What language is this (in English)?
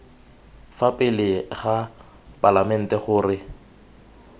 Tswana